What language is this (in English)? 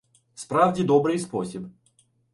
Ukrainian